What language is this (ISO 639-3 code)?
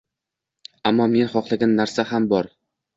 uzb